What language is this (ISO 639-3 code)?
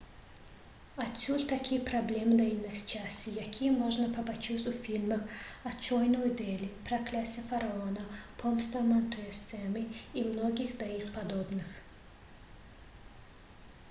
bel